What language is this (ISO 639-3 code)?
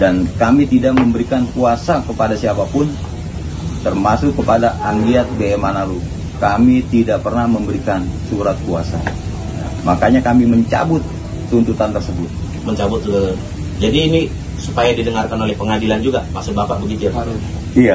ind